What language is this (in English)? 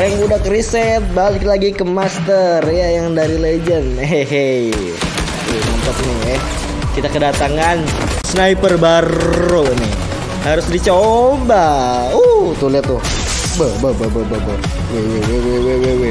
Indonesian